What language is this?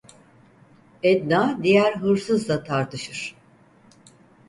Turkish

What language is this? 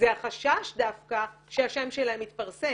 Hebrew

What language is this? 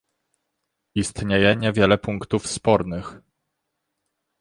Polish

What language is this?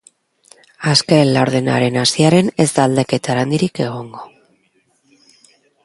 Basque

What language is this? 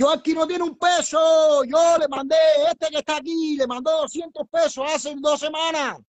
Spanish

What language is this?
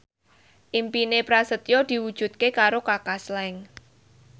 Javanese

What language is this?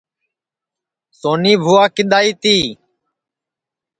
Sansi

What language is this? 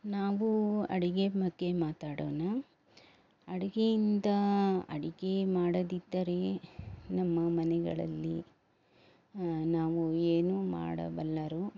Kannada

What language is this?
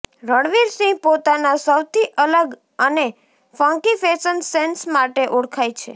Gujarati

